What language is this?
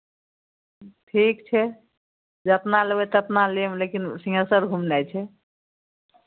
Maithili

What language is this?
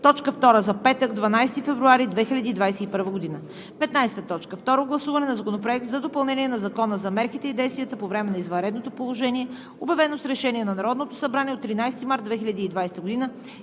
Bulgarian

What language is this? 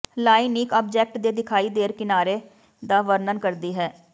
Punjabi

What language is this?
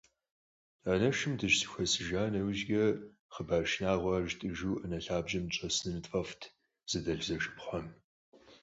Kabardian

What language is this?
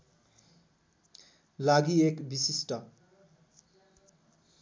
Nepali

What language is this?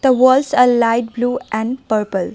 English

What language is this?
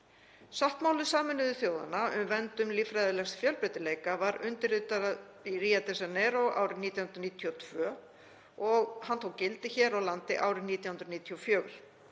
Icelandic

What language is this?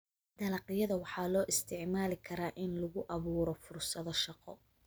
Somali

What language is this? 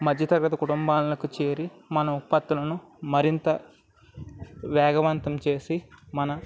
Telugu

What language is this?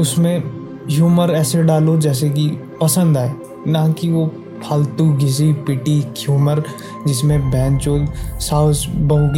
Hindi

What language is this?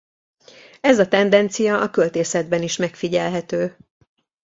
Hungarian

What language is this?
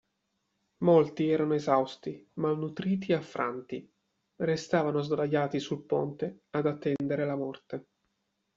Italian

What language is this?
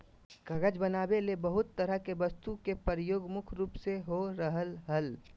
Magahi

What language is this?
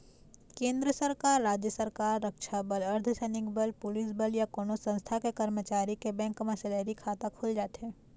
Chhattisgarhi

